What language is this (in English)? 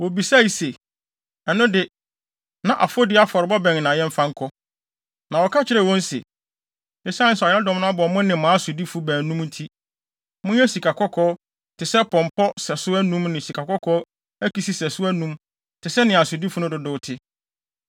Akan